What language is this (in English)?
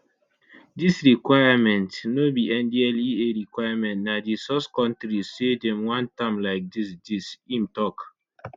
Nigerian Pidgin